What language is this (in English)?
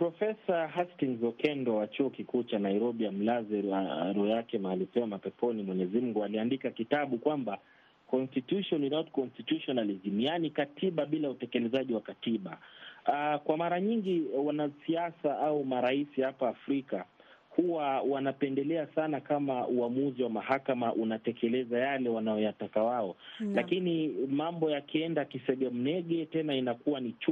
Swahili